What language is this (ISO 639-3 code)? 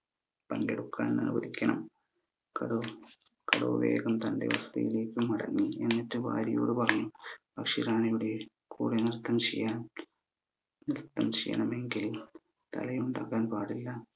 mal